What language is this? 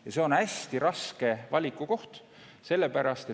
Estonian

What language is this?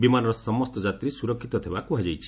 Odia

